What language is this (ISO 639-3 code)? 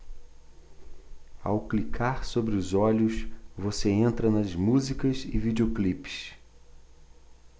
por